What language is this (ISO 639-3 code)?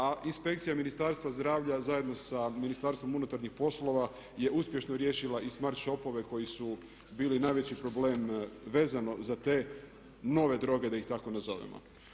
hrv